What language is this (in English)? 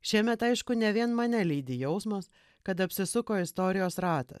Lithuanian